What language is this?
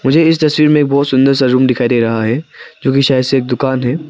Hindi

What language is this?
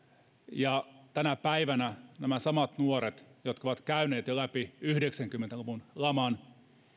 Finnish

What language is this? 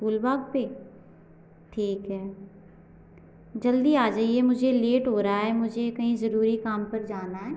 Hindi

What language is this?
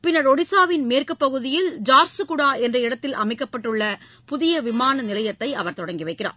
Tamil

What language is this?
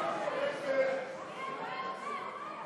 Hebrew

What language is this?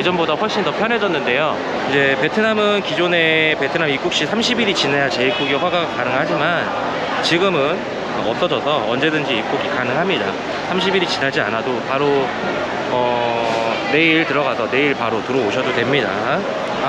Korean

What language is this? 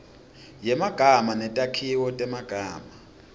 Swati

